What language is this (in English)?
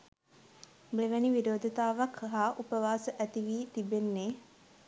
Sinhala